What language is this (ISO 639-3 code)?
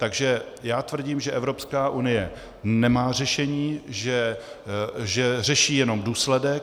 ces